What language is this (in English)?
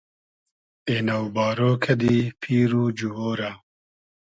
Hazaragi